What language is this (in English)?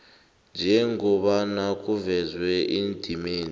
South Ndebele